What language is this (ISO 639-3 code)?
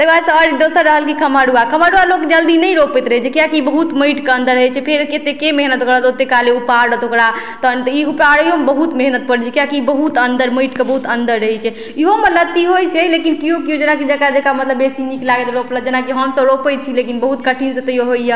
mai